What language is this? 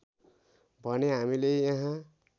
Nepali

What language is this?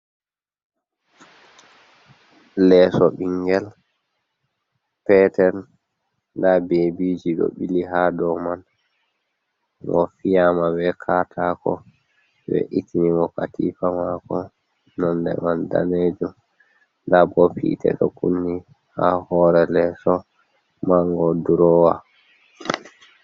Fula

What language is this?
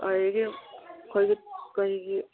Manipuri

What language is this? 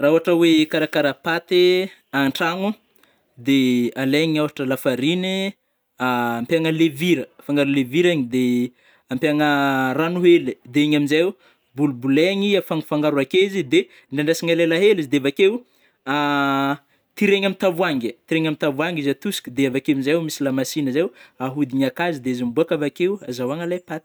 Northern Betsimisaraka Malagasy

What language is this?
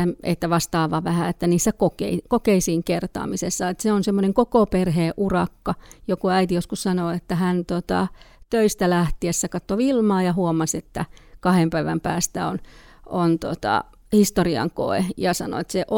Finnish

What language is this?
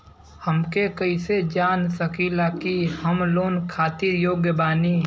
Bhojpuri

